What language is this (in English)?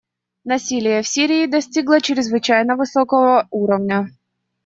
Russian